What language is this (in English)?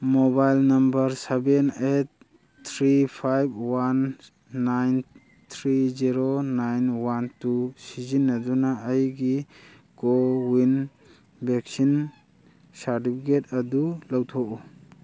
Manipuri